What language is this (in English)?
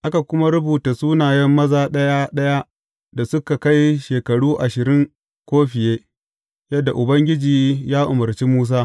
Hausa